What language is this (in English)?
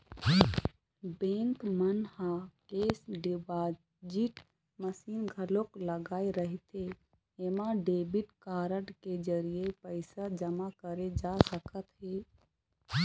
Chhattisgarhi